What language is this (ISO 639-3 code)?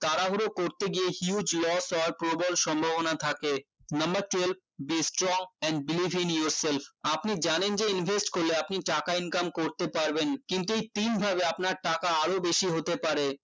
ben